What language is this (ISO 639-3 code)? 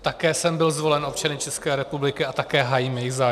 ces